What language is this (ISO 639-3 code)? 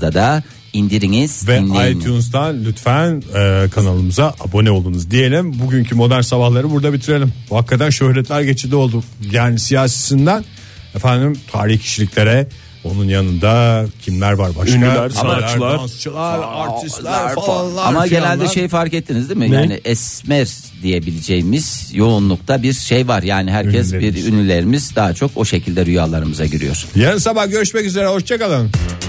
tur